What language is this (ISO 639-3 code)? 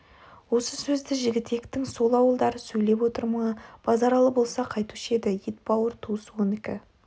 kaz